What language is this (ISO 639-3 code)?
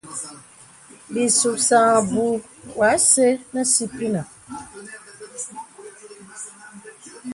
beb